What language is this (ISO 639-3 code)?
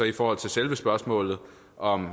dan